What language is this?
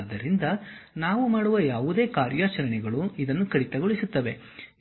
Kannada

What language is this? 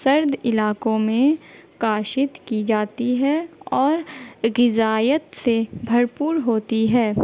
Urdu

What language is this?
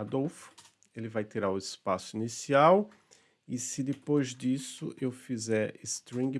Portuguese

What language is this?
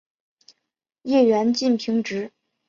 Chinese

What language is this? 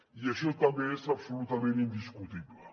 Catalan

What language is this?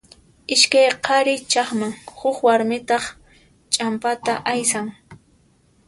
Puno Quechua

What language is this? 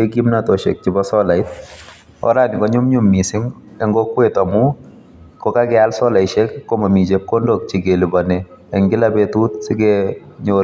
Kalenjin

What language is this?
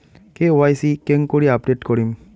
Bangla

